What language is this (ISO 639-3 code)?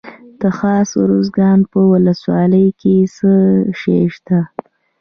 pus